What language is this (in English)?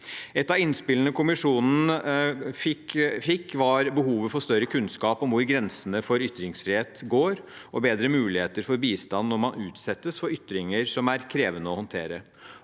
Norwegian